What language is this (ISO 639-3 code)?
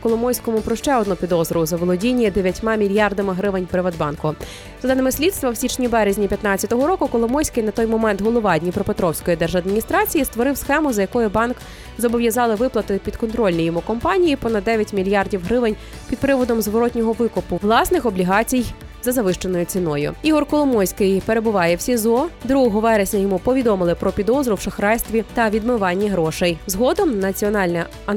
ukr